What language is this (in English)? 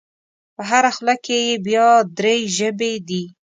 Pashto